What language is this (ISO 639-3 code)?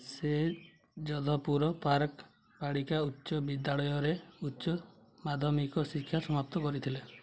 ori